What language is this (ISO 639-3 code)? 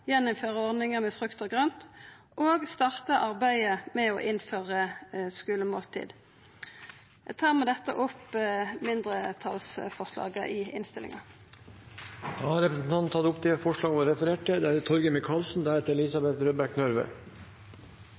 nor